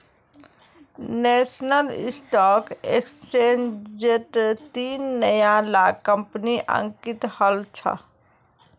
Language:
Magahi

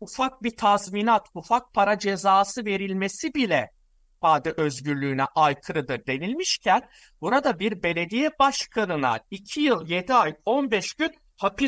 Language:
Turkish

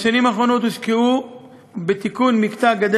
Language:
Hebrew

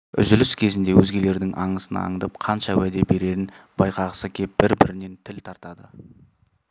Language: Kazakh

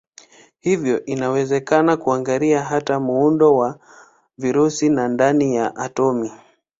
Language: Swahili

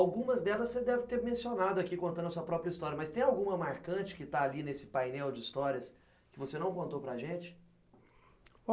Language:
Portuguese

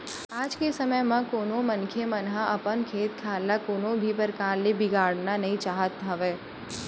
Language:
Chhattisgarhi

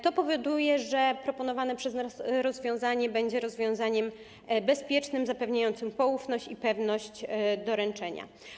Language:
Polish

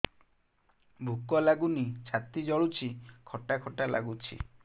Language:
Odia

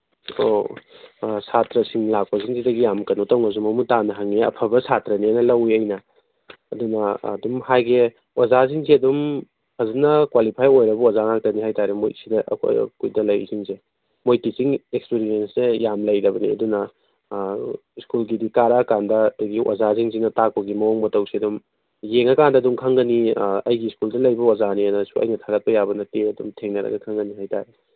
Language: Manipuri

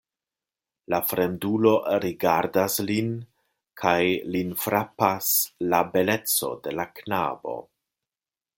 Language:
Esperanto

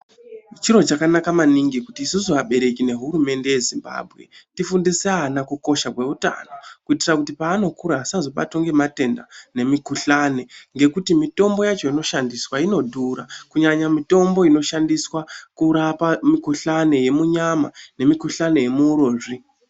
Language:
Ndau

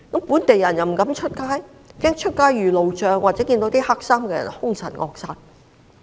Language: Cantonese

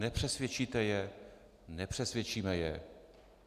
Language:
Czech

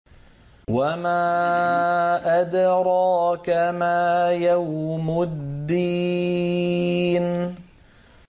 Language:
Arabic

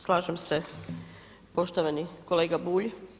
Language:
Croatian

